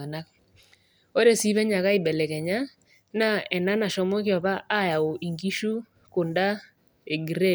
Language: Masai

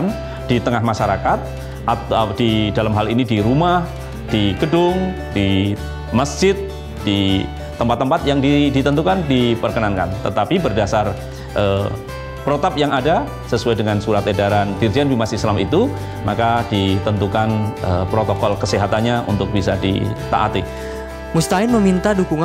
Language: Indonesian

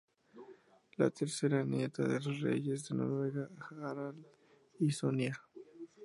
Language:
Spanish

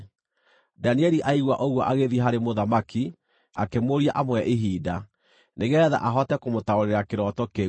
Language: Kikuyu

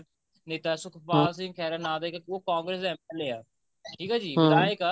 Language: Punjabi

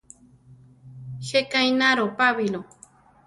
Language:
Central Tarahumara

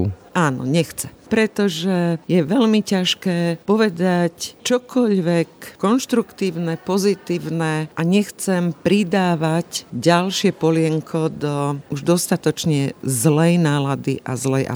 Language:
Slovak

